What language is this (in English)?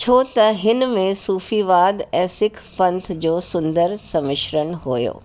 Sindhi